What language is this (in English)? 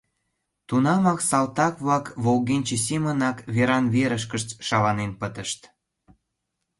Mari